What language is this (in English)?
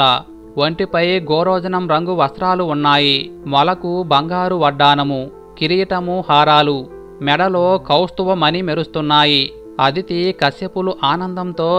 Telugu